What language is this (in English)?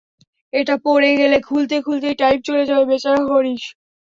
Bangla